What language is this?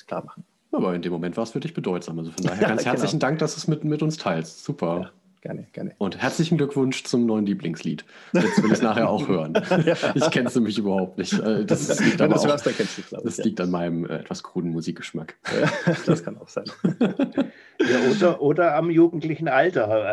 German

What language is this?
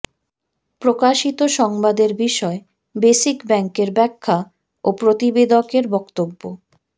Bangla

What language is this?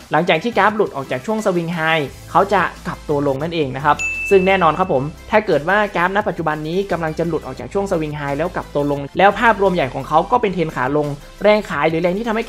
Thai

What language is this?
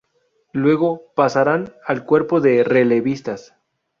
Spanish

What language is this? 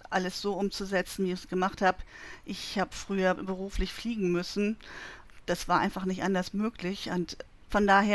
German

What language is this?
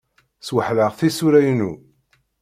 Kabyle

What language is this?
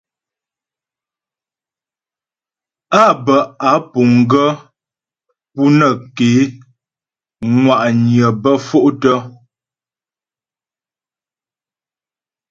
Ghomala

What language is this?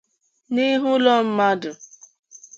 Igbo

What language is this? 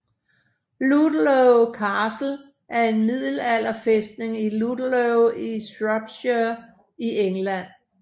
Danish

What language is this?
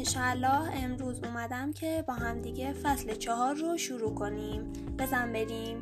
Persian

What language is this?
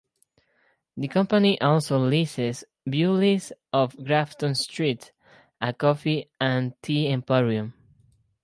English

